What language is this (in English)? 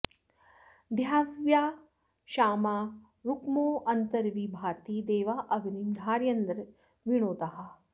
Sanskrit